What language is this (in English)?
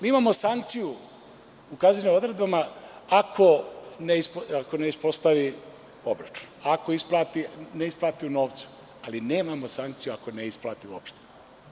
Serbian